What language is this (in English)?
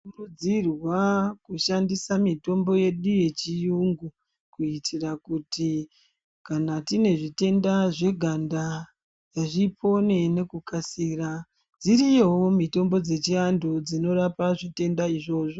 Ndau